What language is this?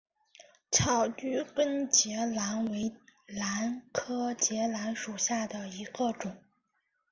Chinese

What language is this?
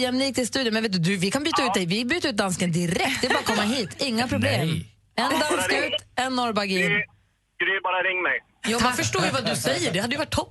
Swedish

